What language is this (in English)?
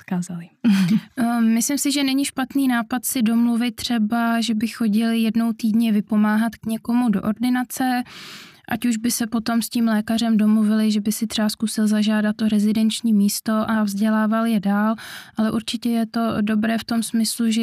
Czech